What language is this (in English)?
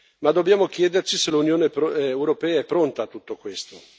Italian